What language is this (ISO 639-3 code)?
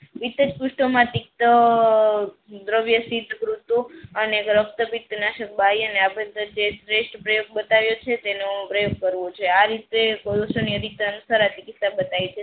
guj